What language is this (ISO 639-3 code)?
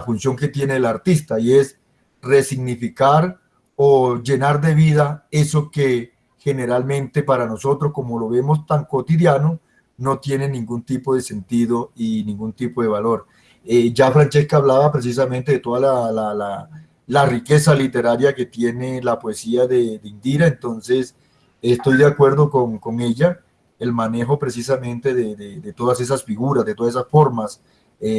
spa